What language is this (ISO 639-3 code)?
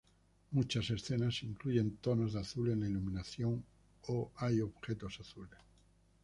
spa